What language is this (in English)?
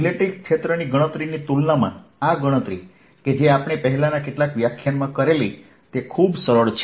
Gujarati